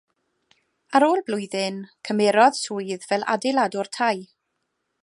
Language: Welsh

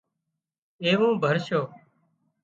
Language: Wadiyara Koli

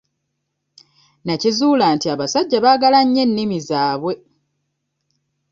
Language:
Ganda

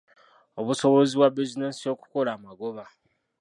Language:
Ganda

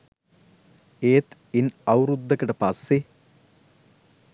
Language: Sinhala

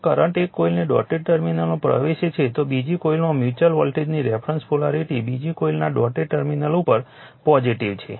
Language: Gujarati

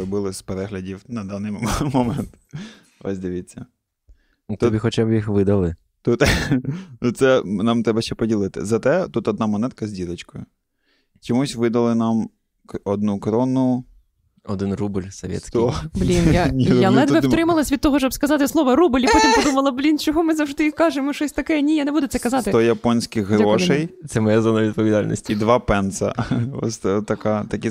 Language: Ukrainian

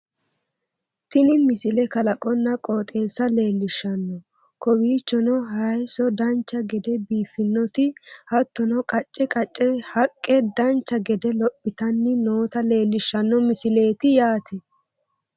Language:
Sidamo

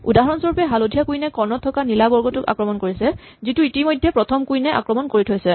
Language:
Assamese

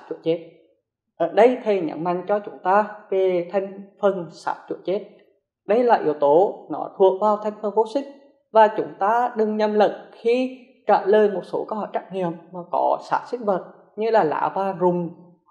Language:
Vietnamese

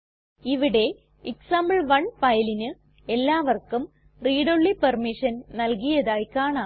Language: Malayalam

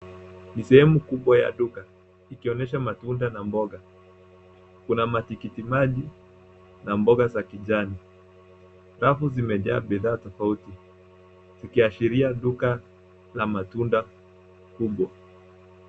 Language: Swahili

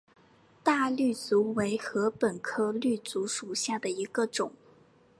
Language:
Chinese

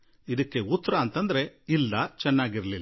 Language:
Kannada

